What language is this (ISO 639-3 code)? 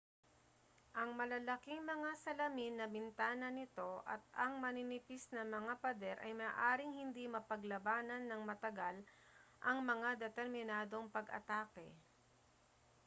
fil